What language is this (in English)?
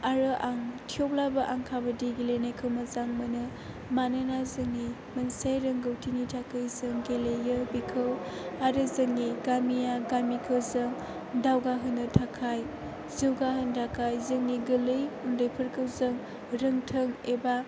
Bodo